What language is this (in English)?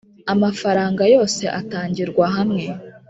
Kinyarwanda